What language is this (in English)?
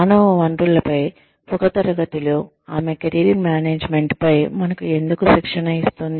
Telugu